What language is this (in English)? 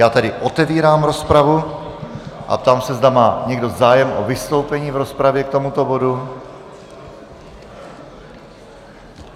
Czech